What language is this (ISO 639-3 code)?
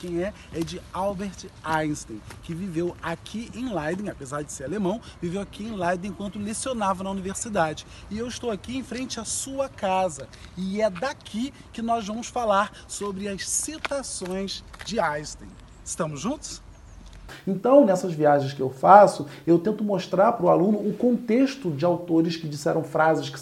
por